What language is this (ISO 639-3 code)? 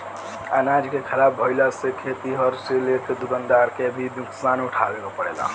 bho